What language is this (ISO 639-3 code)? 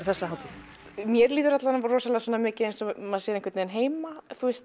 isl